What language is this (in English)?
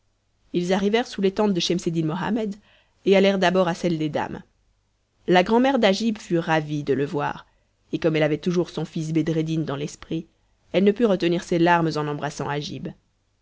French